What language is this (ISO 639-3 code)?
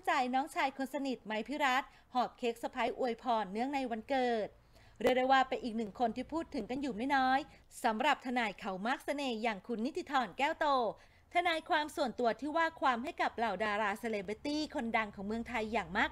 tha